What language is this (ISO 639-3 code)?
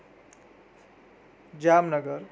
guj